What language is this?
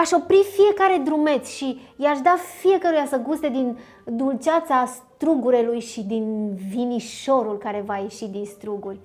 Romanian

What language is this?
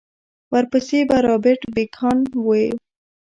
Pashto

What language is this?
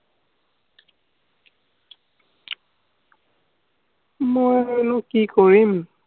Assamese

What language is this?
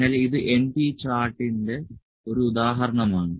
Malayalam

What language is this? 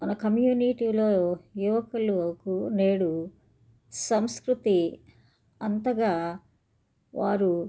Telugu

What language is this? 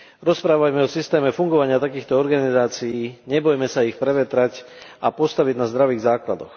Slovak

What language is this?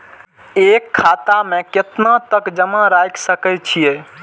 Maithili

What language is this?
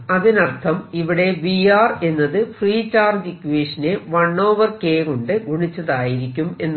Malayalam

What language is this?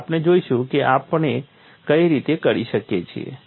Gujarati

